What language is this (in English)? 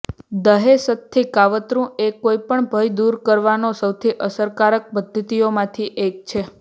Gujarati